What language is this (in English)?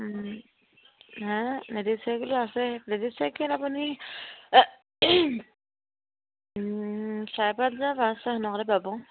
Assamese